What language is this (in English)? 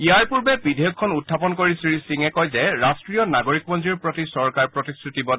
Assamese